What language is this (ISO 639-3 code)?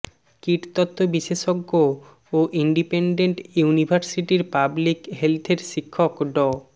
ben